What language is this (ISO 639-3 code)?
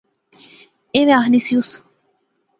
phr